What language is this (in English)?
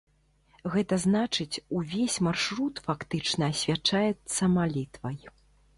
Belarusian